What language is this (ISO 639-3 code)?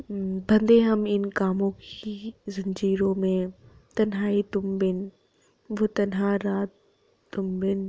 doi